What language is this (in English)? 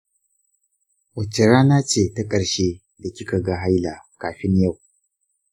Hausa